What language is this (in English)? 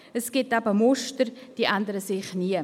Swiss German